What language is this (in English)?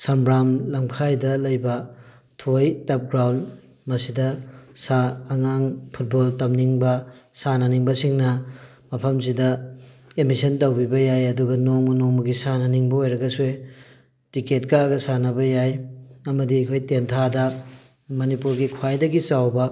Manipuri